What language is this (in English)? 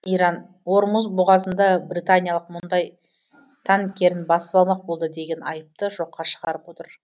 Kazakh